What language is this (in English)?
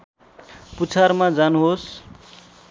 Nepali